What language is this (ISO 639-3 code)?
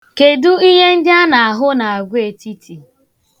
ibo